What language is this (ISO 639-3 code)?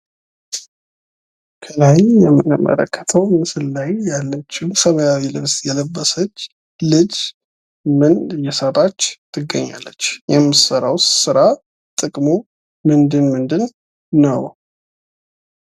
amh